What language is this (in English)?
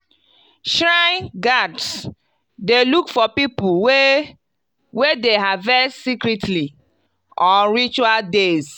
Nigerian Pidgin